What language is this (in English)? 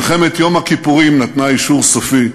Hebrew